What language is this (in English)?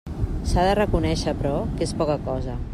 Catalan